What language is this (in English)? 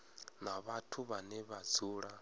Venda